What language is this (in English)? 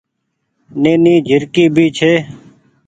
Goaria